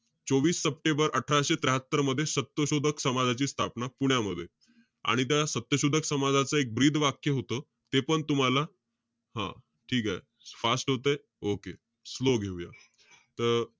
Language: Marathi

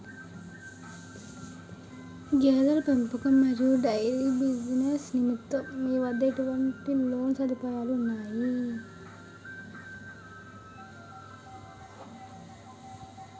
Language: Telugu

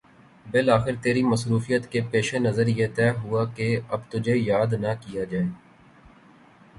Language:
Urdu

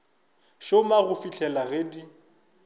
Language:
Northern Sotho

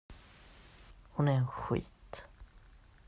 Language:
Swedish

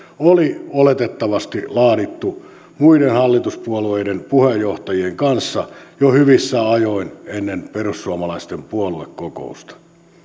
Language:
Finnish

